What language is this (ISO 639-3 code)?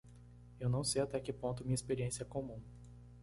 por